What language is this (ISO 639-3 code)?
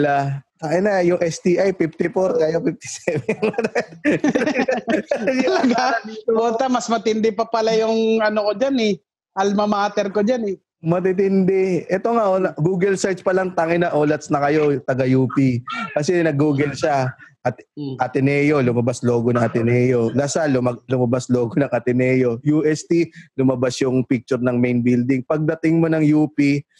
fil